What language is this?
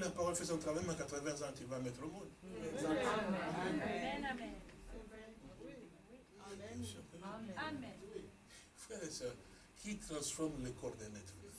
French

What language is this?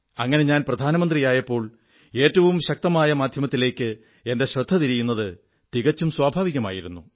Malayalam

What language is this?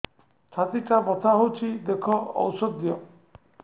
Odia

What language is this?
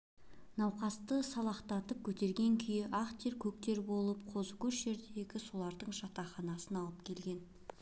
Kazakh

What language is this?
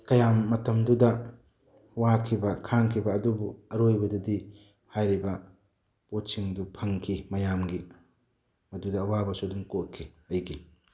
Manipuri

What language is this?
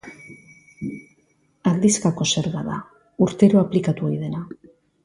Basque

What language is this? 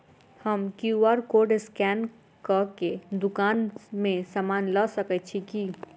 Maithili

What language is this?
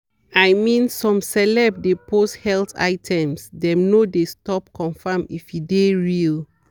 Nigerian Pidgin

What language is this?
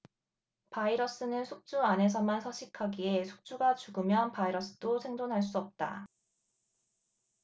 Korean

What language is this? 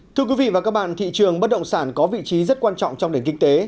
Vietnamese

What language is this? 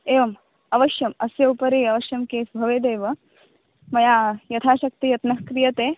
Sanskrit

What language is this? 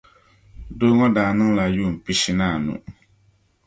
Dagbani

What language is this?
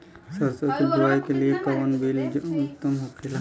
Bhojpuri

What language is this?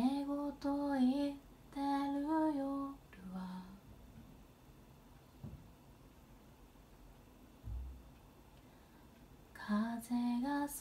Spanish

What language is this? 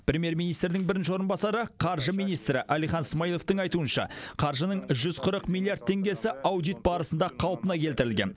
Kazakh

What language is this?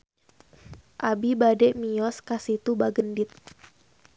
Sundanese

